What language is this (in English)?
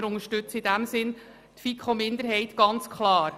Swiss German